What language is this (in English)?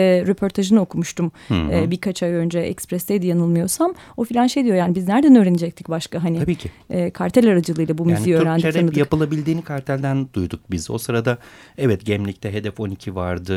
Turkish